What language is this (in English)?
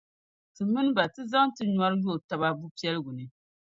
Dagbani